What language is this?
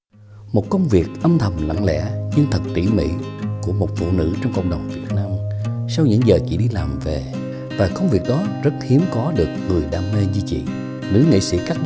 Vietnamese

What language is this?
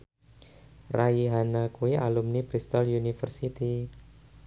Javanese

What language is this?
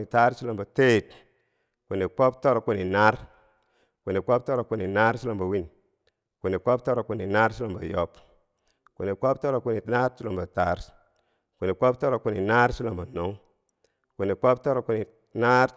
Bangwinji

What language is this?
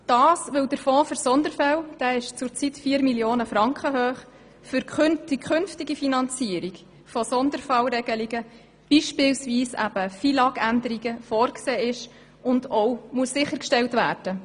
Swiss German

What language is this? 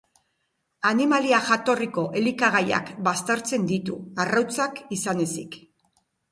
Basque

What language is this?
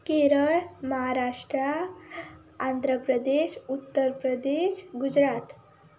Konkani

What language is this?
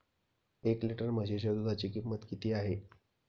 Marathi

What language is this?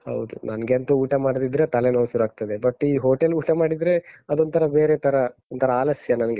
Kannada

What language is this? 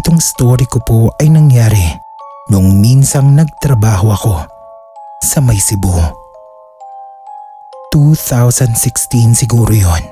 Filipino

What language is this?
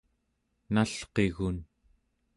Central Yupik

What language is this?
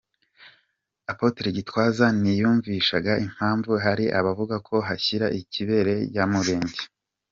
Kinyarwanda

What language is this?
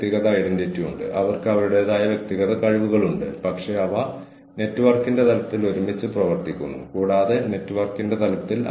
Malayalam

